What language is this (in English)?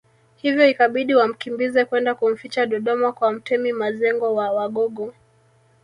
Swahili